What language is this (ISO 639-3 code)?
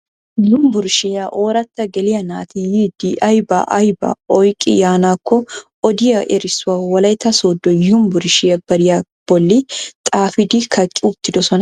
wal